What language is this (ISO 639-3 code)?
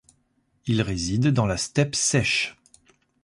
fra